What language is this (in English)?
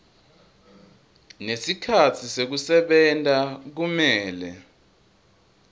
Swati